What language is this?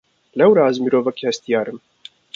Kurdish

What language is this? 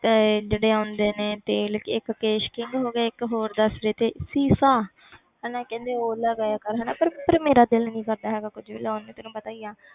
Punjabi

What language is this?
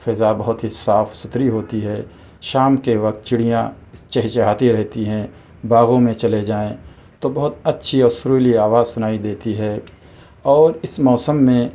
Urdu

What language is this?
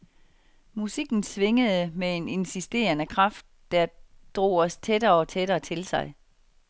Danish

